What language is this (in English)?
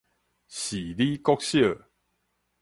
Min Nan Chinese